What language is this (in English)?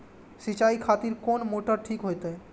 Maithili